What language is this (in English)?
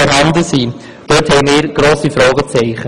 Swiss German